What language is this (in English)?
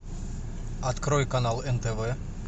Russian